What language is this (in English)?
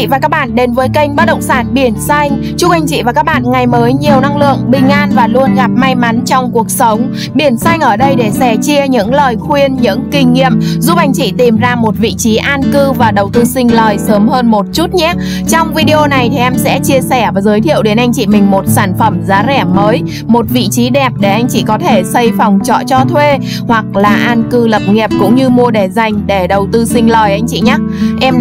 Vietnamese